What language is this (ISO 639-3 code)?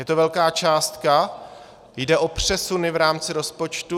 ces